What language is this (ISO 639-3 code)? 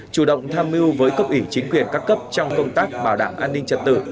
vie